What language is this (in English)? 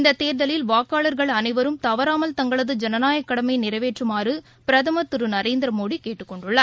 Tamil